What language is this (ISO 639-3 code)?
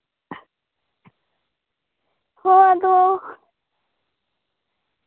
sat